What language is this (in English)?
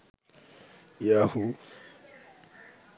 Bangla